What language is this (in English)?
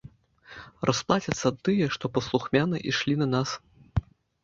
Belarusian